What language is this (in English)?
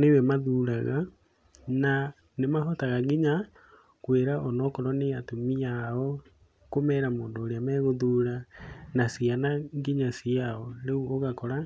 Kikuyu